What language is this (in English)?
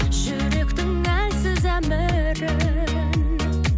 Kazakh